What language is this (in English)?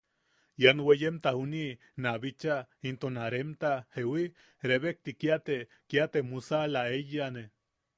Yaqui